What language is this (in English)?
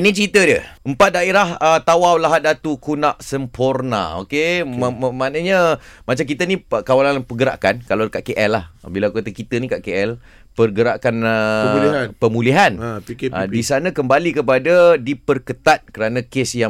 Malay